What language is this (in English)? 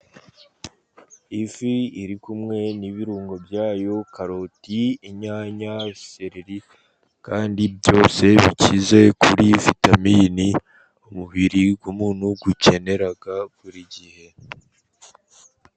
Kinyarwanda